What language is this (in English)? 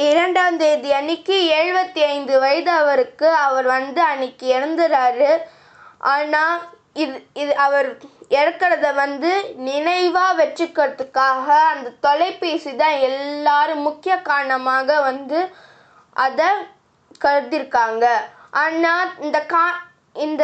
Tamil